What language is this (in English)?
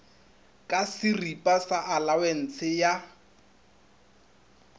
Northern Sotho